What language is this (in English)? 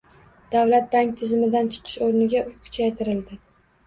Uzbek